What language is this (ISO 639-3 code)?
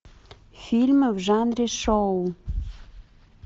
rus